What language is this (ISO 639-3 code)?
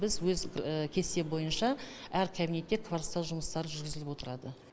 kaz